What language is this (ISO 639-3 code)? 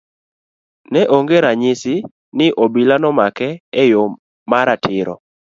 luo